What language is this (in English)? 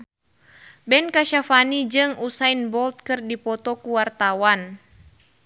Sundanese